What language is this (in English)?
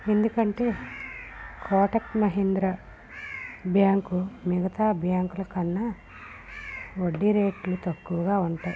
Telugu